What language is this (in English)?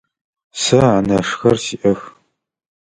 Adyghe